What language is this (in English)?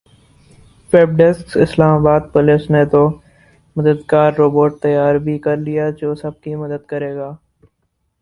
Urdu